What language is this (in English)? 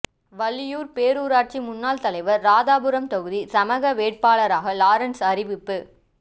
Tamil